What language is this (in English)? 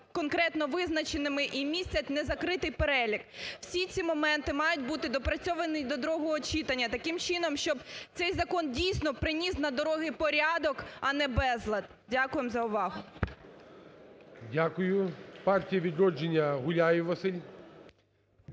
Ukrainian